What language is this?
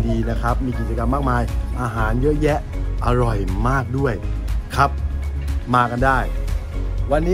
Thai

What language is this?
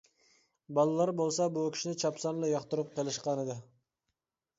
Uyghur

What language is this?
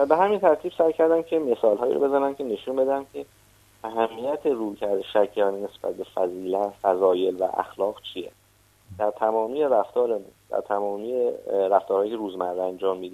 Persian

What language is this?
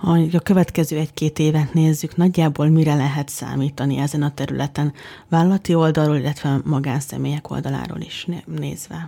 Hungarian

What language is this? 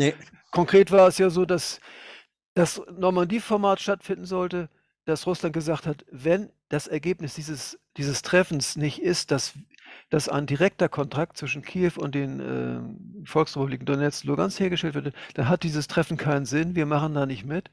German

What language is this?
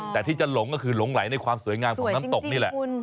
Thai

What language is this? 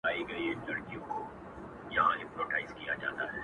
Pashto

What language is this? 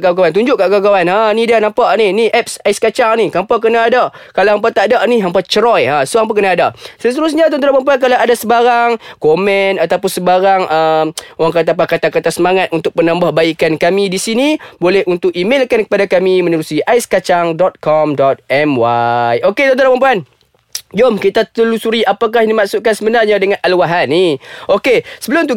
Malay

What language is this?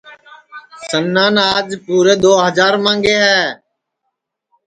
Sansi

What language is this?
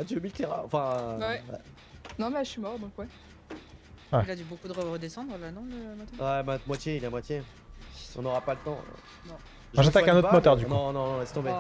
French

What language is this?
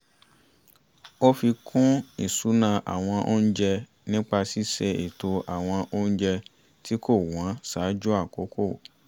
Yoruba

